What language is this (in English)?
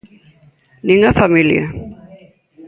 Galician